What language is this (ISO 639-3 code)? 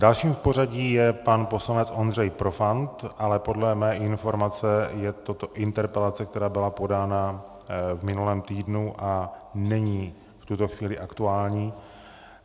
ces